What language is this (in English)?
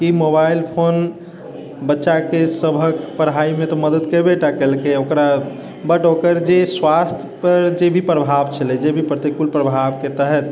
Maithili